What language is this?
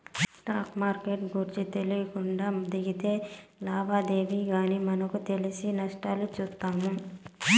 Telugu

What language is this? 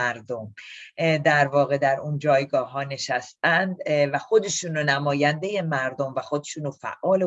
Persian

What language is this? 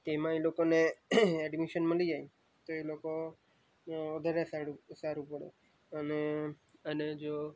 Gujarati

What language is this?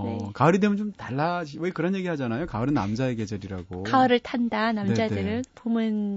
Korean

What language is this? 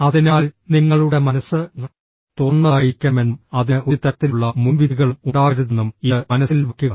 Malayalam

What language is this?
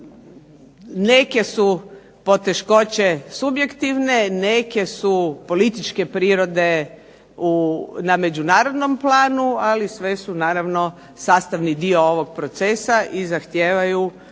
Croatian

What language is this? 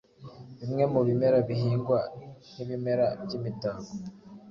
Kinyarwanda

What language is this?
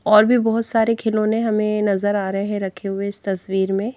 Hindi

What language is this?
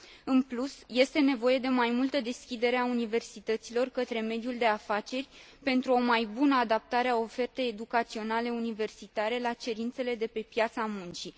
Romanian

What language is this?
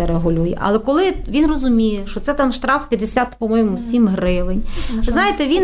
Ukrainian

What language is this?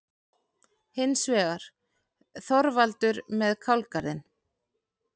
Icelandic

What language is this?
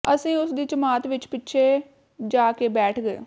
Punjabi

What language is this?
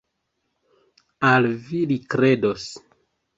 Esperanto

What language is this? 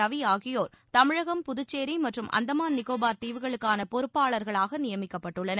Tamil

